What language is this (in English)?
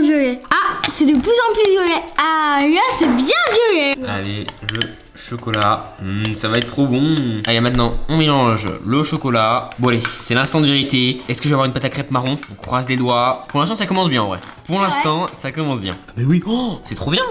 French